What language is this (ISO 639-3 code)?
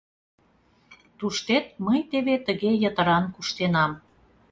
chm